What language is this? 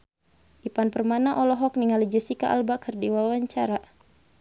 Sundanese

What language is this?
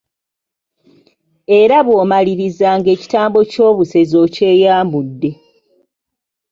Ganda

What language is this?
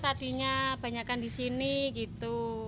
Indonesian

